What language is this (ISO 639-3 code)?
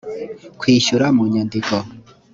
kin